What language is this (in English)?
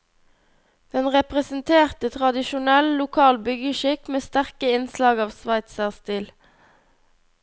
Norwegian